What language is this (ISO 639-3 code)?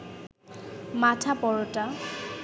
ben